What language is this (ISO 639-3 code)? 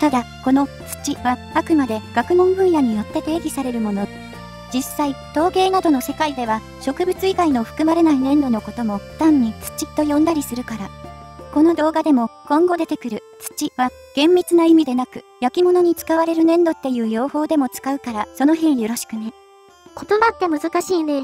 jpn